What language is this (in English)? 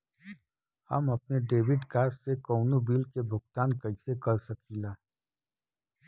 Bhojpuri